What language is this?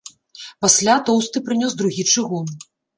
Belarusian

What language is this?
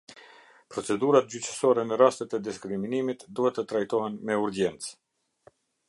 Albanian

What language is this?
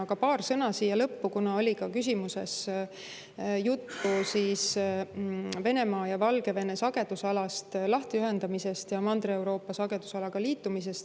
Estonian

